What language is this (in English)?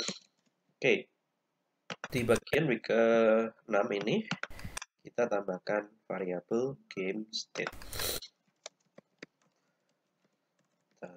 Indonesian